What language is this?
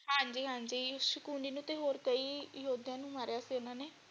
Punjabi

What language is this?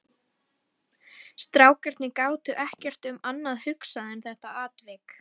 Icelandic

